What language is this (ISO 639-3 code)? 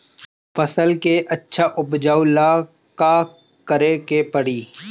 bho